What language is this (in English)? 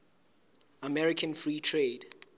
Southern Sotho